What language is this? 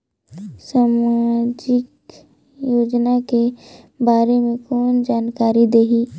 Chhattisgarhi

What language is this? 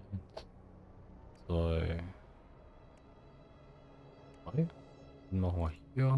German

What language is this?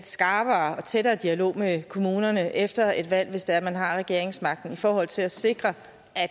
Danish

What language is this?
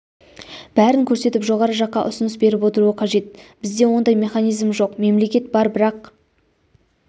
Kazakh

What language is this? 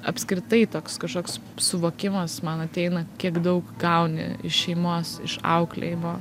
Lithuanian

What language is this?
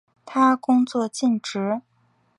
Chinese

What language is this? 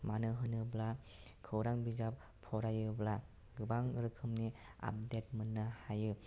Bodo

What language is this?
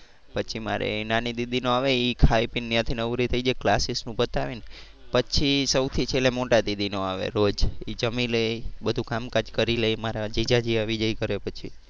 Gujarati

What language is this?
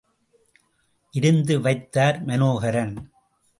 Tamil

